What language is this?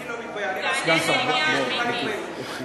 Hebrew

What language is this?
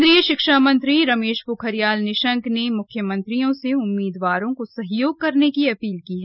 Hindi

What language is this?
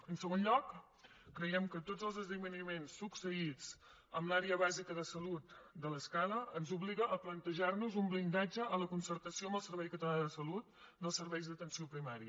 Catalan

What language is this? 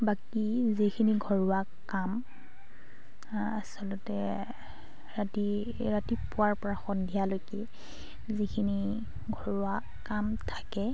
Assamese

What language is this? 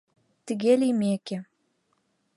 Mari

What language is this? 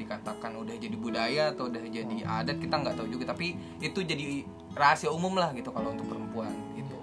Indonesian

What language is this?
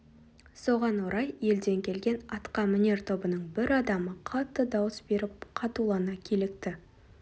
Kazakh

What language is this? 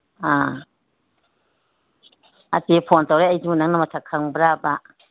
Manipuri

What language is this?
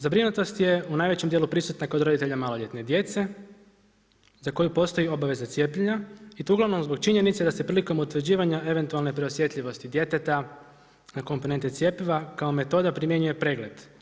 Croatian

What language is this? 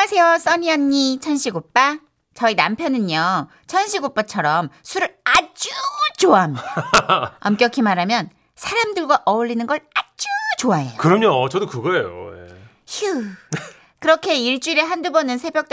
Korean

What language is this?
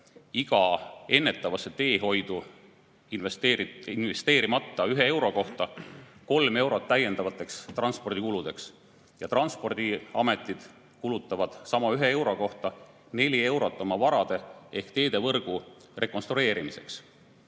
Estonian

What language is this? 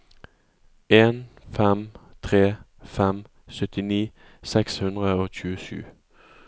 Norwegian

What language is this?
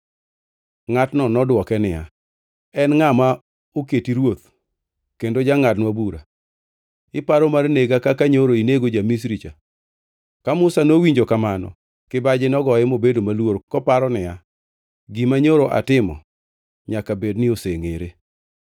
Luo (Kenya and Tanzania)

